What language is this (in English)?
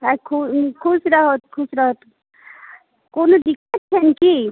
Maithili